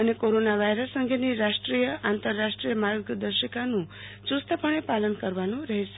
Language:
Gujarati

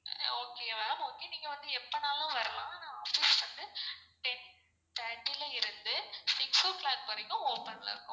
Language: Tamil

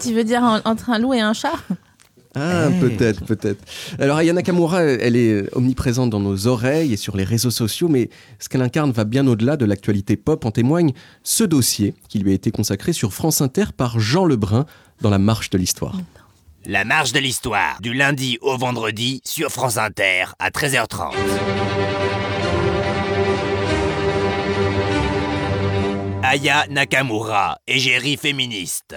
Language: French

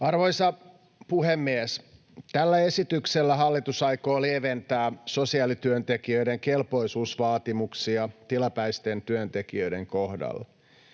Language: Finnish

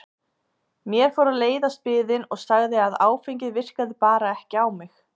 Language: Icelandic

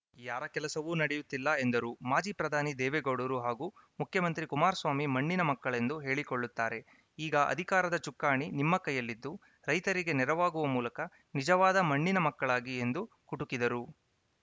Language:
Kannada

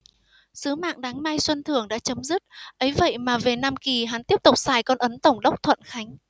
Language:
Vietnamese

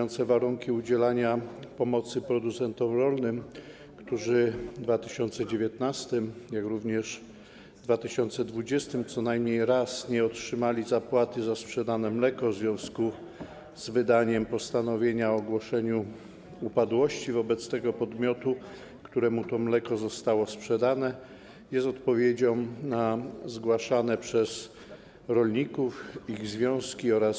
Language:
Polish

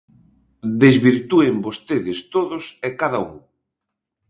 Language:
Galician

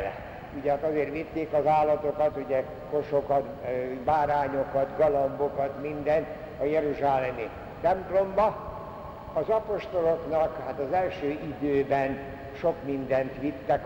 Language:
Hungarian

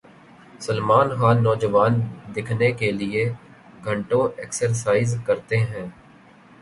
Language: Urdu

